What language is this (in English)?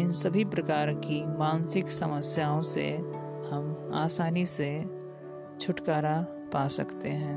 Hindi